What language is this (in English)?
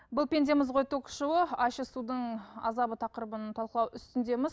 Kazakh